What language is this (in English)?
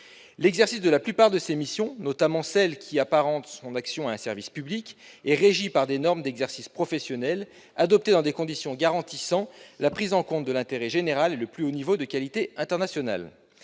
French